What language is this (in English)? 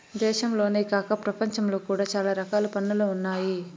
Telugu